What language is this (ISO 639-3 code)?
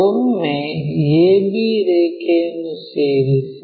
kan